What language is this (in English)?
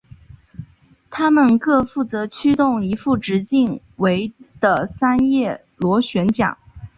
Chinese